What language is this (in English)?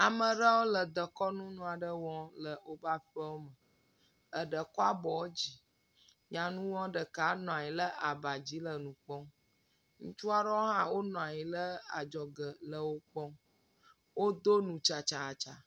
Ewe